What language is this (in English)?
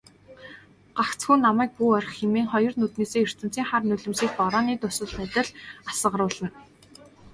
Mongolian